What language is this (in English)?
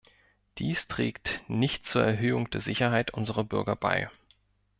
German